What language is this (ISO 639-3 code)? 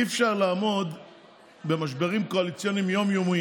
heb